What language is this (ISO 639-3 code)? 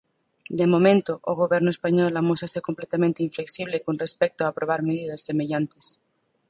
glg